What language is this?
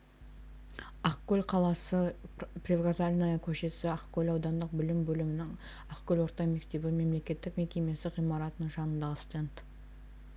Kazakh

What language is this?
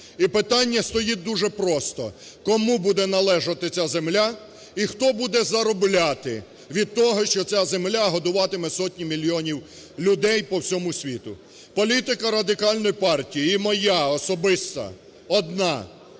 Ukrainian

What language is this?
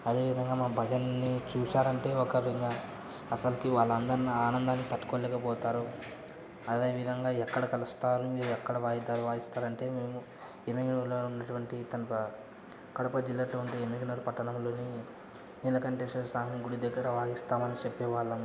Telugu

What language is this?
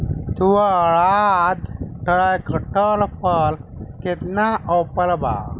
Bhojpuri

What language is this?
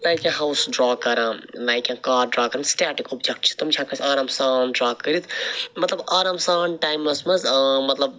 Kashmiri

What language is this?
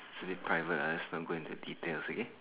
English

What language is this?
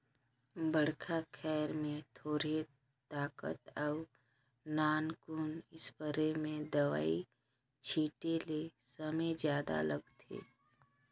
Chhattisgarhi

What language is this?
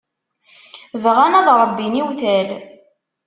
Kabyle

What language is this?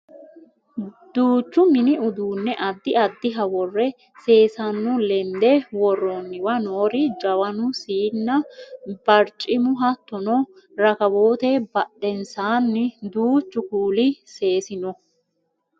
Sidamo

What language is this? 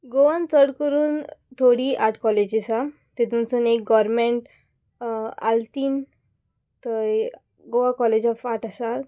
Konkani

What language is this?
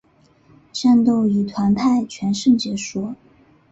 Chinese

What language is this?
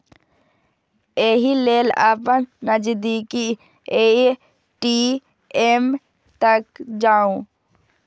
Maithili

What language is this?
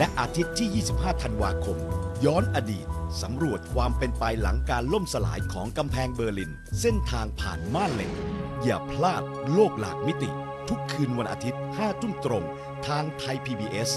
Thai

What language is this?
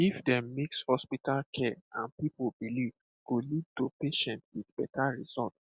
Nigerian Pidgin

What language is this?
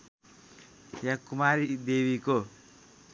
Nepali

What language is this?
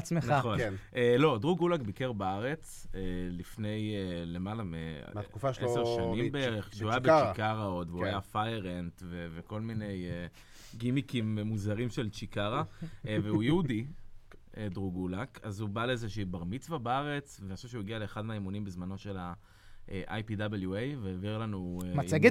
Hebrew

